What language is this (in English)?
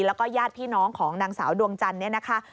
Thai